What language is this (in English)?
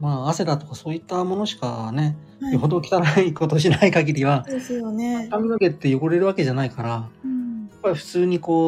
Japanese